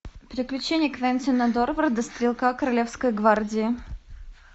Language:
Russian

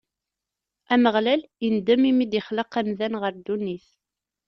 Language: Kabyle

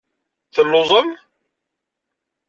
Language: Kabyle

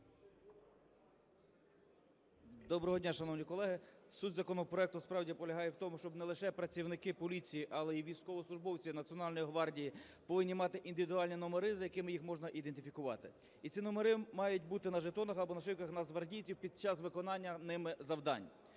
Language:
Ukrainian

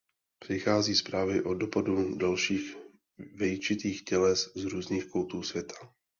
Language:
Czech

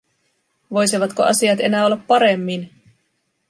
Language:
Finnish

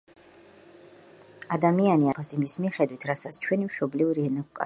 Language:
Georgian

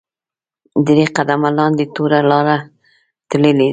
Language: Pashto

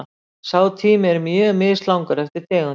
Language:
Icelandic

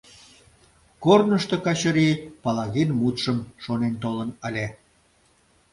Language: Mari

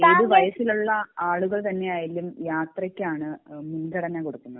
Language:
Malayalam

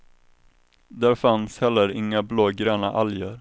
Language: Swedish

